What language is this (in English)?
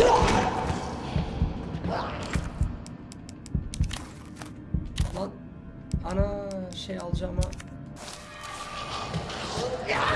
Turkish